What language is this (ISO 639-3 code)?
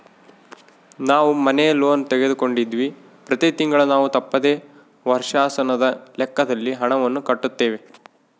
kan